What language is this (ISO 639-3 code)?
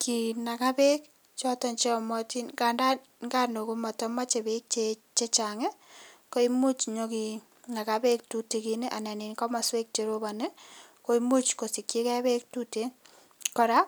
kln